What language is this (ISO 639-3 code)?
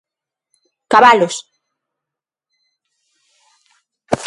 glg